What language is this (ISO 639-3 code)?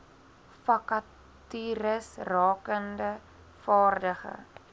afr